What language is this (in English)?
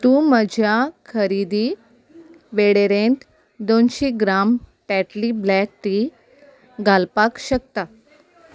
Konkani